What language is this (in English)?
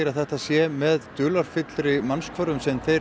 Icelandic